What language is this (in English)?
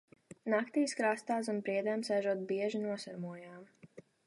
Latvian